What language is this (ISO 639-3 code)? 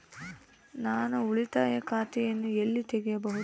kan